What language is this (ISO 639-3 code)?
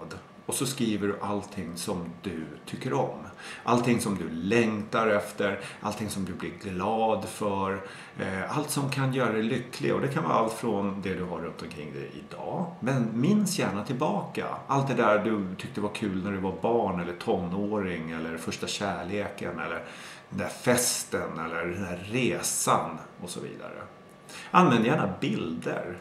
swe